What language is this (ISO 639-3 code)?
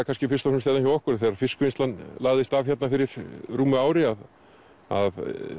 isl